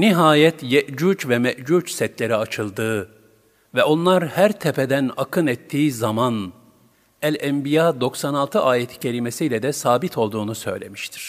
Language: Turkish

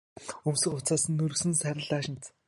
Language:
Mongolian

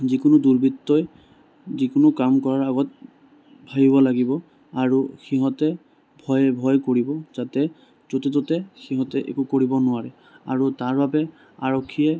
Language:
Assamese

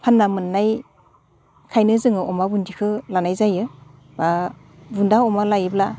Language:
Bodo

